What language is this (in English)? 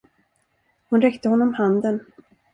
Swedish